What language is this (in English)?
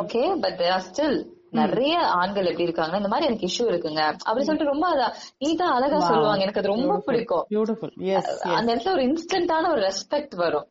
Tamil